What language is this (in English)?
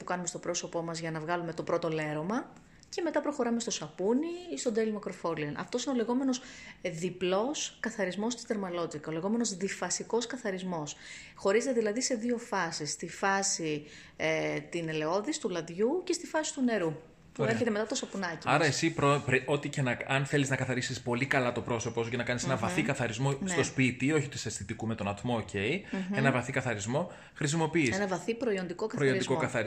Greek